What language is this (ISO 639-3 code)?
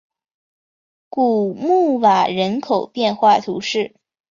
zho